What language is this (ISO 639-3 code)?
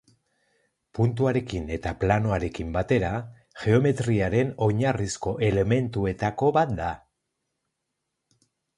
eus